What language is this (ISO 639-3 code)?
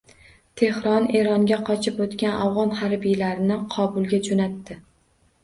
uzb